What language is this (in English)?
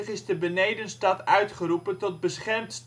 Dutch